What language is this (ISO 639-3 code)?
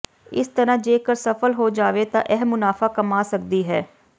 pan